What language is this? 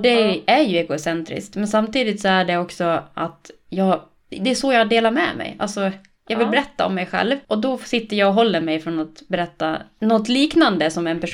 Swedish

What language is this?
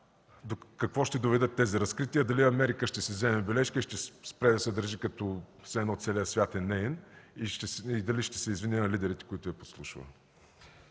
Bulgarian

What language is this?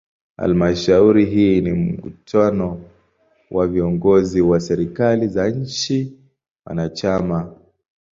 Swahili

